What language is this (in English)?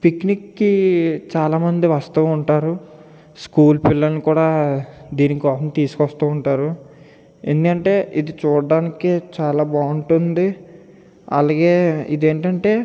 Telugu